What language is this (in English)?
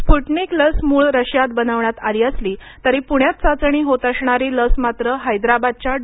Marathi